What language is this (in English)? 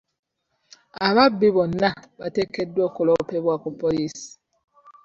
Ganda